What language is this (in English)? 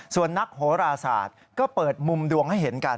Thai